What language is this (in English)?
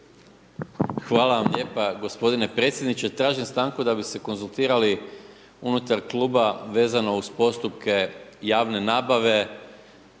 Croatian